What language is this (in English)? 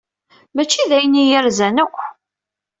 Kabyle